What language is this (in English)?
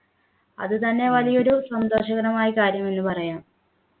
Malayalam